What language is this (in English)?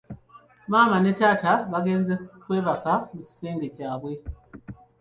Ganda